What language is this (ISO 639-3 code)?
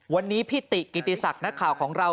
tha